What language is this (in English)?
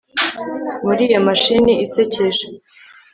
Kinyarwanda